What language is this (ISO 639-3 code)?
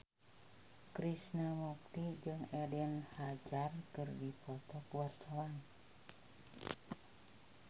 sun